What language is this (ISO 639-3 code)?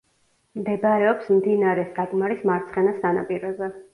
kat